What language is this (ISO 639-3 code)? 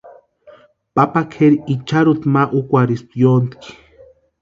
pua